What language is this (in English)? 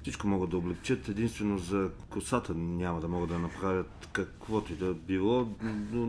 Bulgarian